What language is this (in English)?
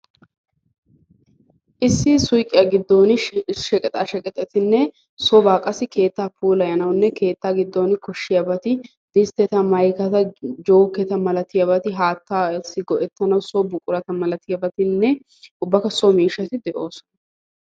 Wolaytta